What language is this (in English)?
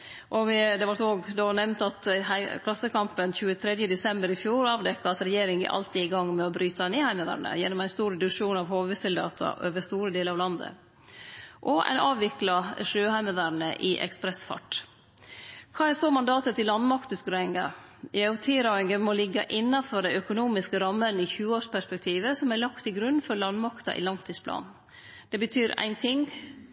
Norwegian Nynorsk